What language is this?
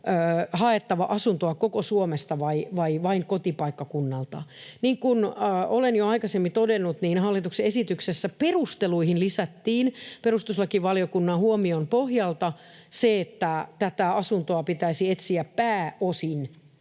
Finnish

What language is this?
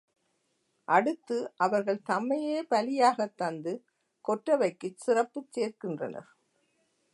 Tamil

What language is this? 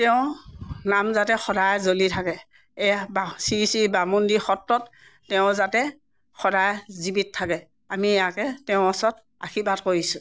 Assamese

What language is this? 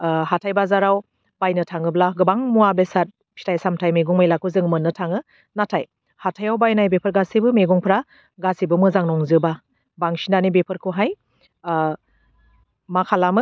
Bodo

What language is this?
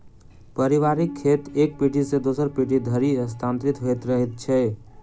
Maithili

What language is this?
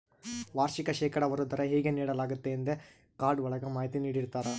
Kannada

